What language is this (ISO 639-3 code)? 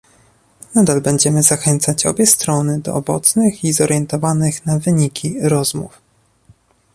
pol